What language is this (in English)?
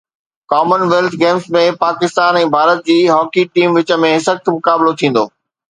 Sindhi